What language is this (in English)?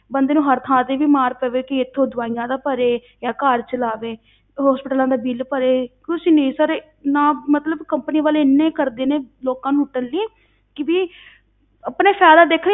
Punjabi